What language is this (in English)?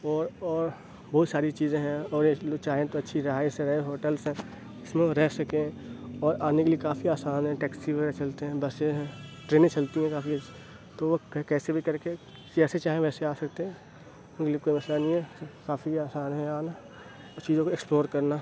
Urdu